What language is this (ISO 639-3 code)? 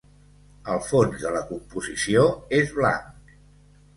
cat